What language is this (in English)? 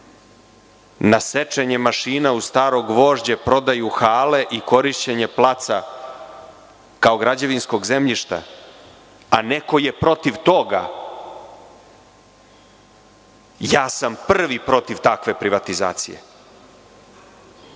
Serbian